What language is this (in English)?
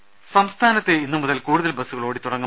Malayalam